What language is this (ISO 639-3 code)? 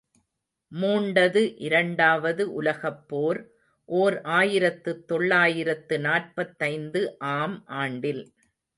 tam